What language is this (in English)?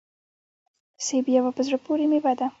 Pashto